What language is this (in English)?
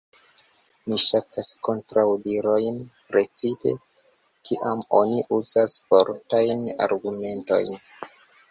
Esperanto